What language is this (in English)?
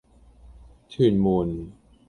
Cantonese